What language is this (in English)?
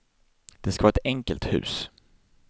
Swedish